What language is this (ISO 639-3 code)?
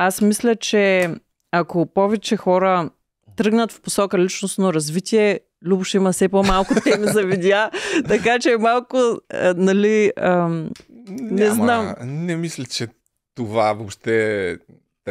bul